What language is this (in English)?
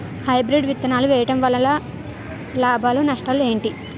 Telugu